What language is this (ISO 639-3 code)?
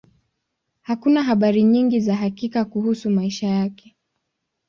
swa